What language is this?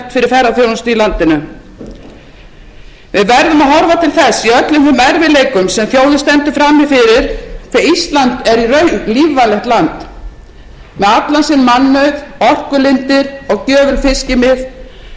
Icelandic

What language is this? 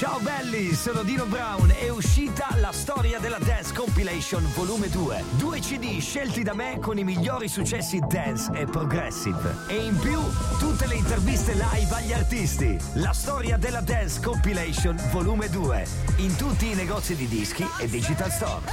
Italian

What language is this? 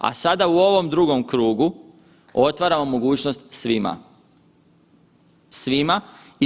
Croatian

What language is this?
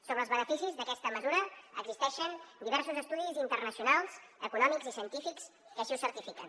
Catalan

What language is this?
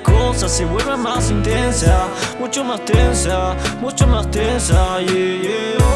Italian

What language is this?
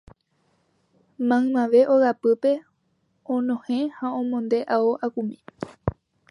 Guarani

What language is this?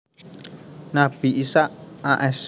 Javanese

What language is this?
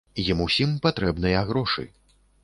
Belarusian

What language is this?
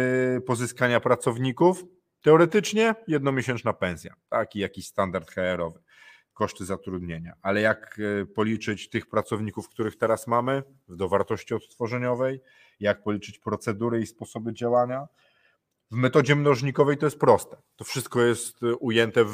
Polish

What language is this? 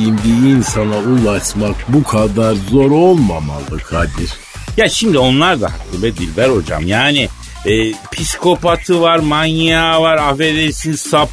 Turkish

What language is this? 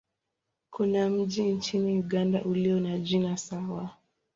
Swahili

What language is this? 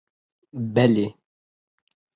Kurdish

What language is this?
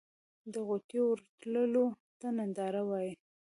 Pashto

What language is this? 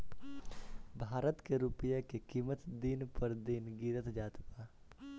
Bhojpuri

